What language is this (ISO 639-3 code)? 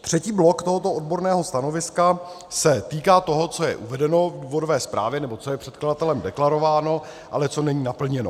ces